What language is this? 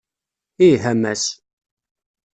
Kabyle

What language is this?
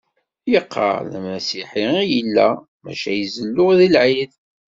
Kabyle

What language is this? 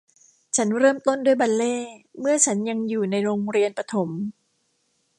Thai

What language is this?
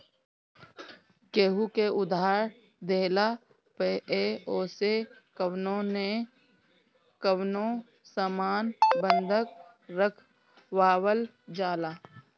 Bhojpuri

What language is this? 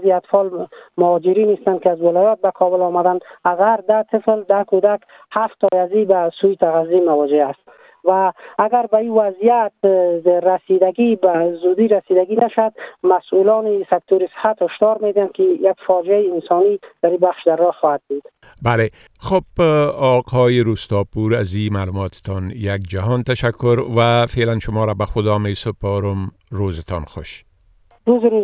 Persian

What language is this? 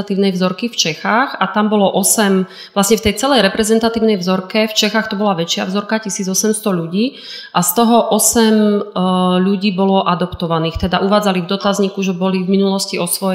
Slovak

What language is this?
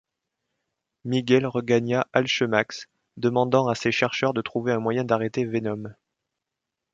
French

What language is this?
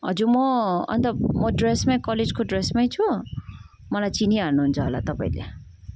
Nepali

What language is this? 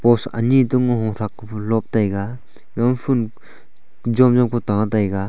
Wancho Naga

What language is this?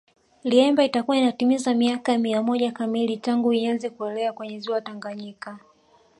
Swahili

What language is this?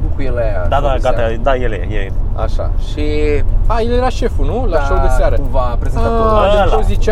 Romanian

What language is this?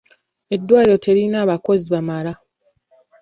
Ganda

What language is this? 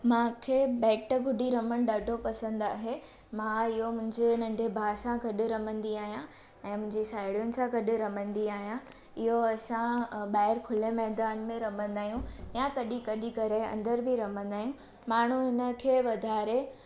Sindhi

